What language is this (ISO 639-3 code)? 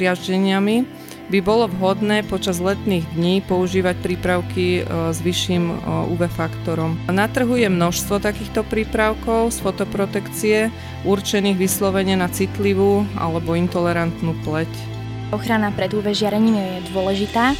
slk